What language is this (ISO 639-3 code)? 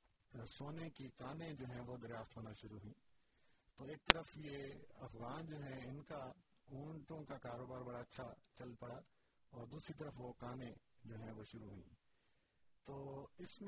urd